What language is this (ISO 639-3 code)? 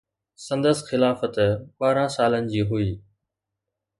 snd